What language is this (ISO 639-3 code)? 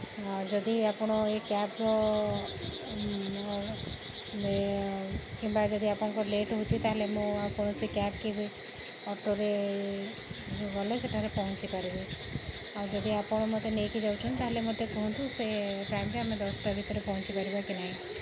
ori